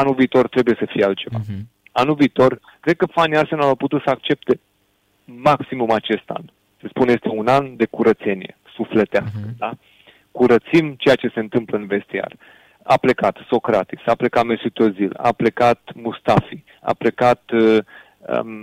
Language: Romanian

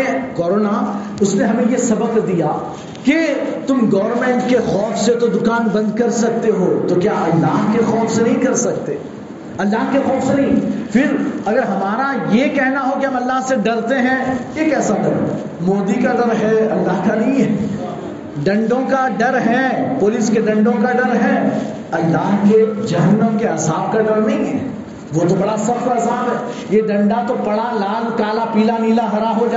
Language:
Urdu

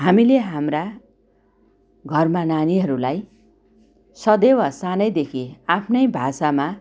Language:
Nepali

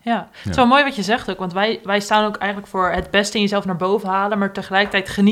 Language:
Dutch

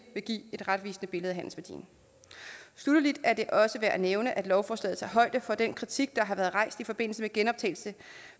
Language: Danish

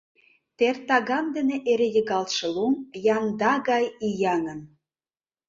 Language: Mari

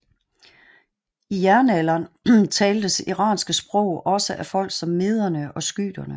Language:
Danish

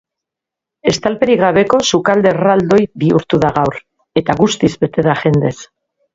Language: Basque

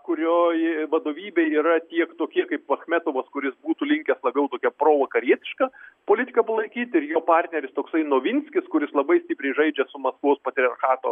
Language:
Lithuanian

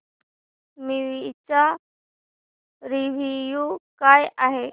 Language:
Marathi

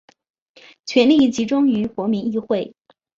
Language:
Chinese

